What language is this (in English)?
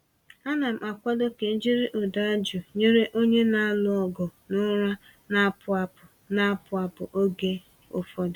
Igbo